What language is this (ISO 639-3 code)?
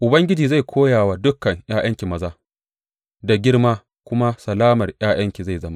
hau